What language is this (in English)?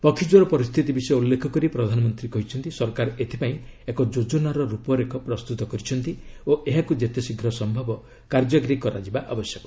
Odia